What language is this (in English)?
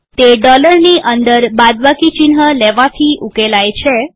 Gujarati